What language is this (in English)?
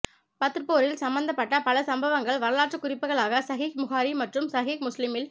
Tamil